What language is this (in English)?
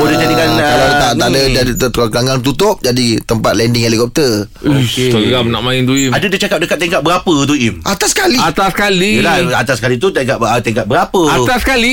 Malay